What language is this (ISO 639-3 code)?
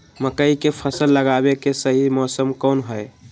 mag